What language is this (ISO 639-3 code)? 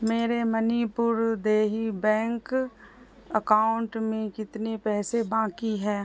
urd